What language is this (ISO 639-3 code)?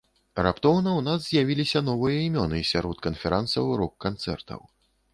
bel